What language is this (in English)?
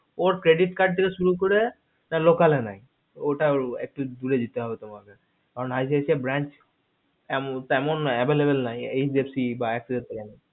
Bangla